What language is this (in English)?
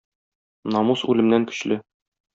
Tatar